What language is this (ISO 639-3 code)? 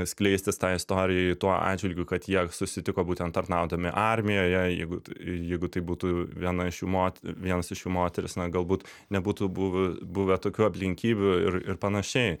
lit